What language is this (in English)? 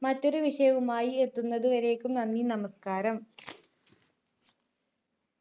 Malayalam